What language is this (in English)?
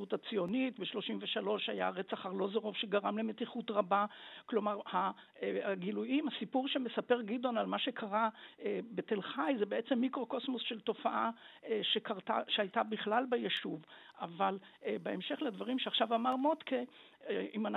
Hebrew